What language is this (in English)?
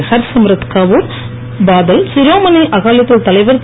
Tamil